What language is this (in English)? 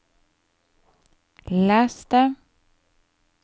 Norwegian